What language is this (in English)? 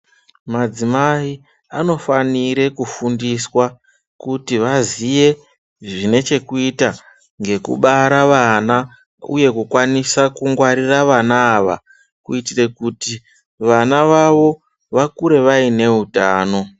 Ndau